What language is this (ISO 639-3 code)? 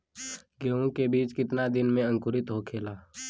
bho